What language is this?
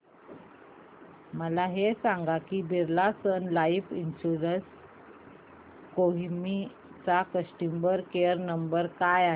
Marathi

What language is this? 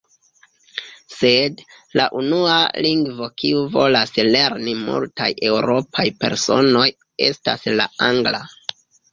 Esperanto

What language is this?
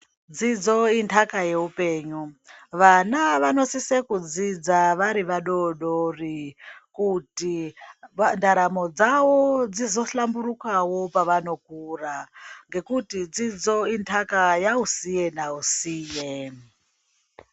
Ndau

